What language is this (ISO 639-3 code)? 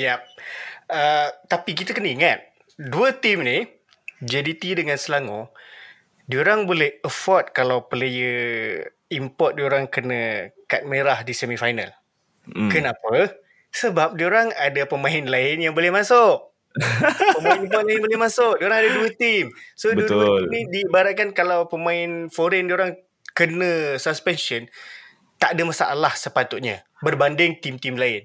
msa